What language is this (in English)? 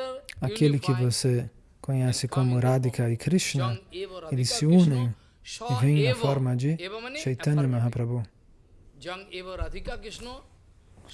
Portuguese